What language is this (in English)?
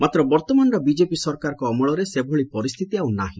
Odia